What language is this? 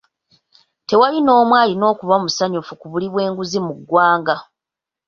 Ganda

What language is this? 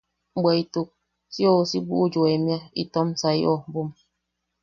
Yaqui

